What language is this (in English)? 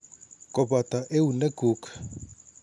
Kalenjin